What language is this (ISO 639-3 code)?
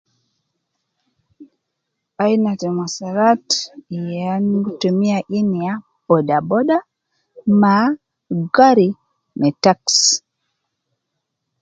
kcn